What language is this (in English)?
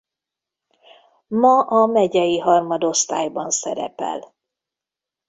Hungarian